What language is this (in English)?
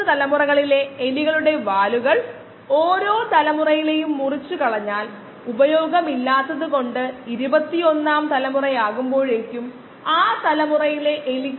Malayalam